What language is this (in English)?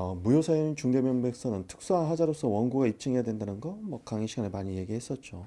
Korean